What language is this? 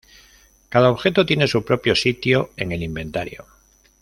Spanish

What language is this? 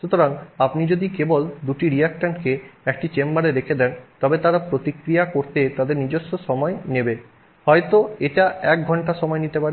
Bangla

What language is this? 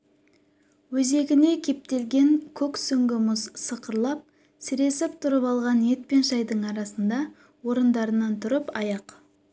Kazakh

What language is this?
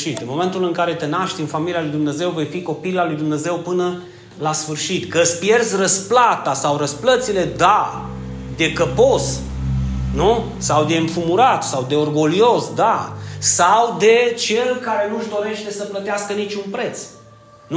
Romanian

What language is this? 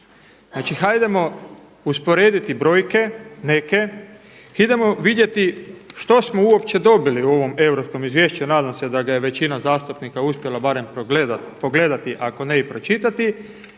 Croatian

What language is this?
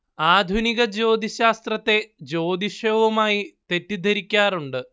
Malayalam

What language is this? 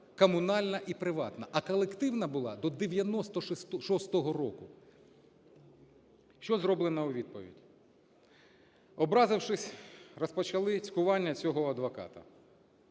Ukrainian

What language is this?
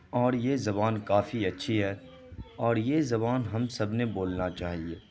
Urdu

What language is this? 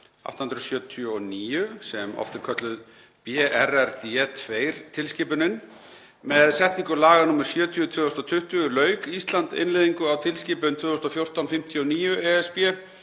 Icelandic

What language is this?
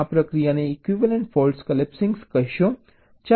Gujarati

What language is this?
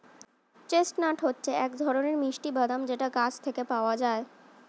Bangla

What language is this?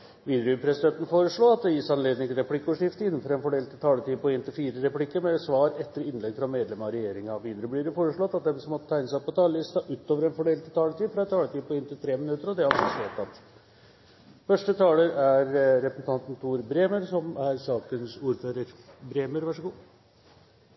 Norwegian Bokmål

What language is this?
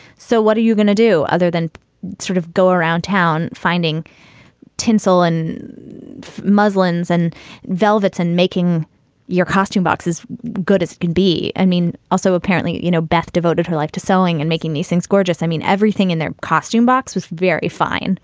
English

